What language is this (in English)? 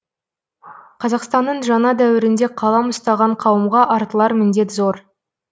Kazakh